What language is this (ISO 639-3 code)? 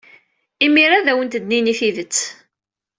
kab